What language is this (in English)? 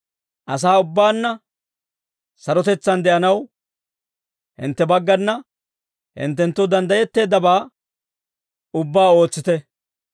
Dawro